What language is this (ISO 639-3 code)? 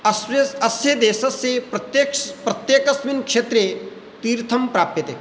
san